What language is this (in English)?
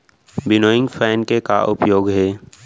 Chhattisgarhi